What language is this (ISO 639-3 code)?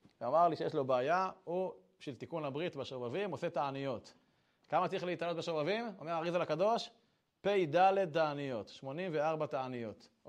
heb